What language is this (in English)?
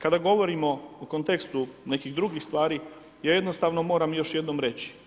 Croatian